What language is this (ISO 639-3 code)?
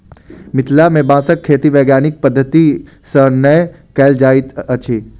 mai